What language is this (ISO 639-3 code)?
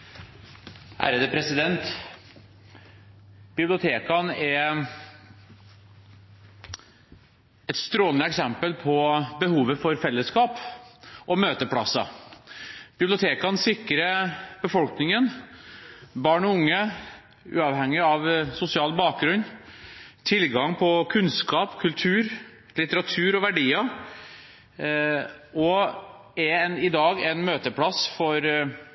nob